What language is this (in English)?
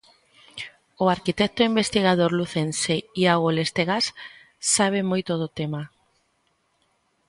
Galician